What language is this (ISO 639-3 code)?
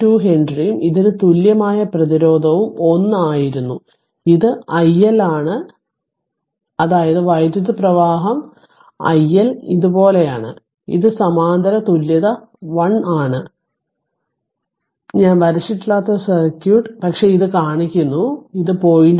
mal